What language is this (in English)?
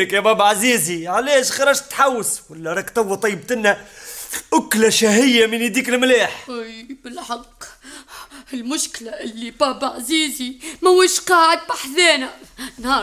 Arabic